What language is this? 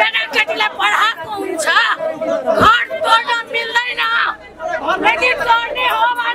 Thai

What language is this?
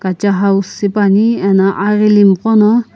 Sumi Naga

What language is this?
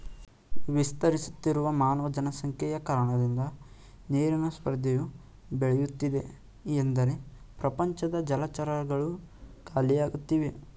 Kannada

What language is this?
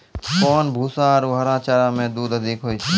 Maithili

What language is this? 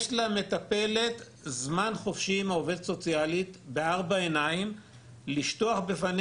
Hebrew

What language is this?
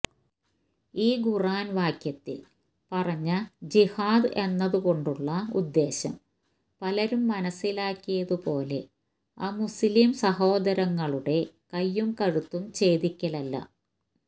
Malayalam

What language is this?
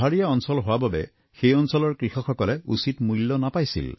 Assamese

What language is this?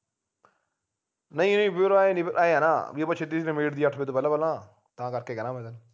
Punjabi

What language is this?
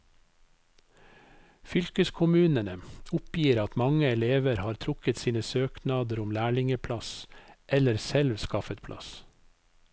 Norwegian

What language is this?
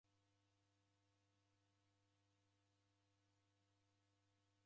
Taita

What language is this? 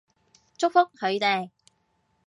Cantonese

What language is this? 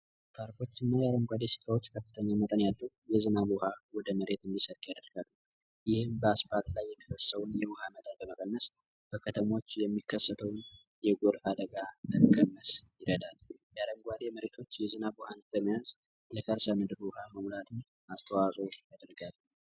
Amharic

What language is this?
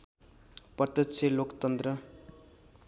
Nepali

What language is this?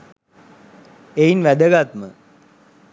Sinhala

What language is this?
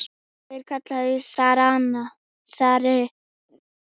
Icelandic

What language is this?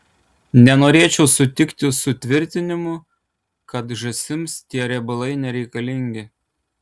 Lithuanian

